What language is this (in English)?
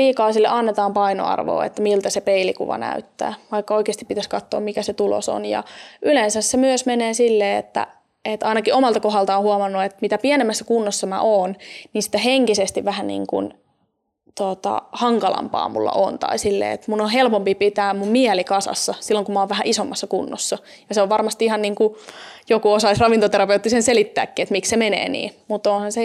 Finnish